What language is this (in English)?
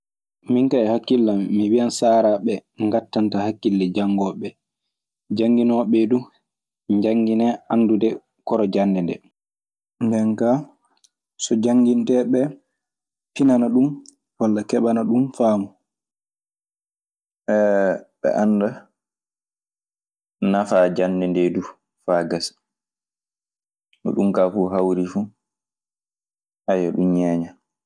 Maasina Fulfulde